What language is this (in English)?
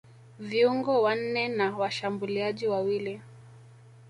Swahili